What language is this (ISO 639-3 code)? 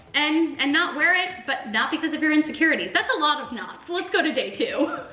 eng